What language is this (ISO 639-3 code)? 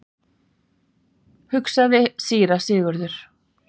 isl